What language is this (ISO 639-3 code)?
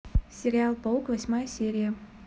rus